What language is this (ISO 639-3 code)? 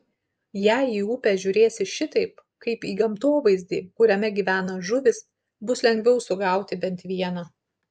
lit